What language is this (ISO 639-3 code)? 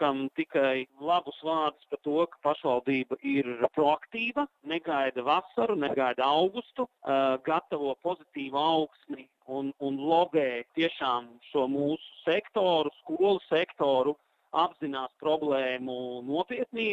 lav